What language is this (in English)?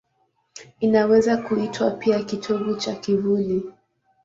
Swahili